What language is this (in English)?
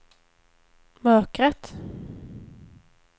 Swedish